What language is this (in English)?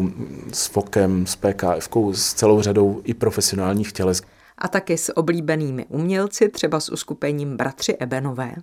Czech